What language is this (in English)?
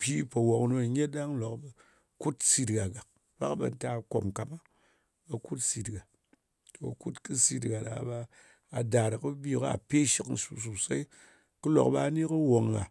Ngas